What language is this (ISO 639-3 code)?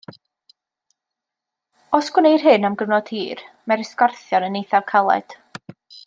cym